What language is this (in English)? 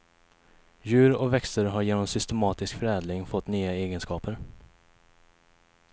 Swedish